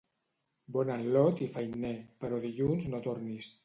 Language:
Catalan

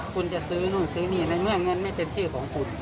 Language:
Thai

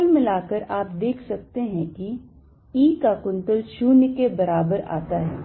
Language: Hindi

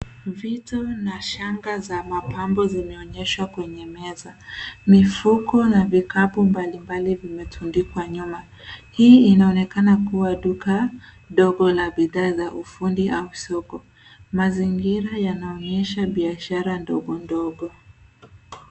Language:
Swahili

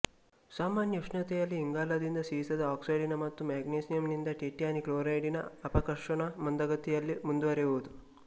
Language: Kannada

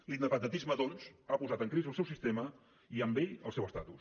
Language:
Catalan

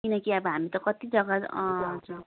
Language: Nepali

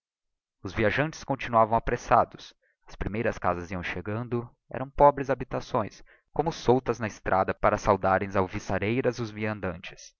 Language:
Portuguese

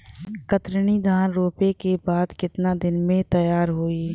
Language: Bhojpuri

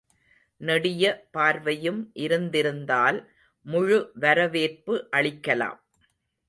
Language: Tamil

